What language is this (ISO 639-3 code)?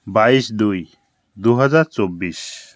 ben